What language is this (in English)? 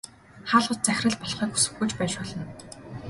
Mongolian